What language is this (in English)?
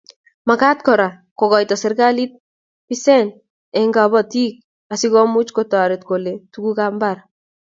Kalenjin